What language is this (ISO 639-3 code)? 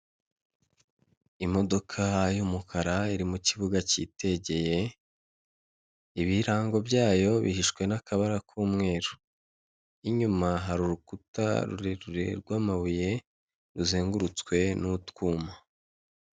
kin